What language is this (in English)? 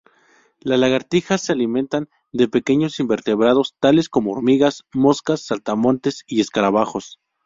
Spanish